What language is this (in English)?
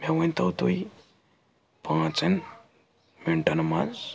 Kashmiri